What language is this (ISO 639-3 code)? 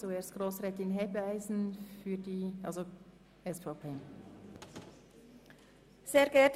gsw